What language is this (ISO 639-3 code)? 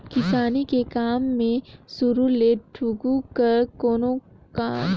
hne